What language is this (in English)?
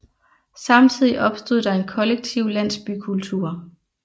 Danish